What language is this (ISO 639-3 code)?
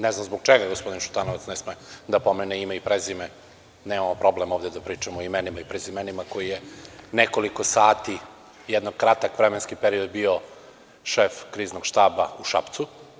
srp